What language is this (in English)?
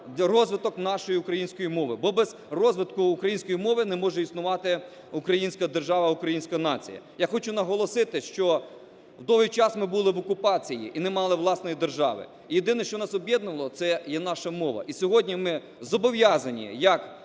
Ukrainian